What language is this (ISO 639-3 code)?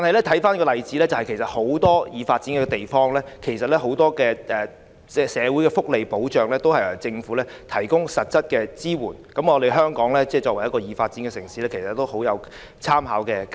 yue